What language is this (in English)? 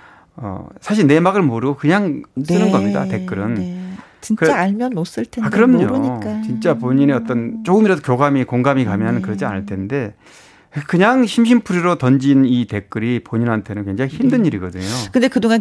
Korean